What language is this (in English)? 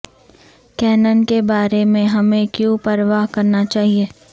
Urdu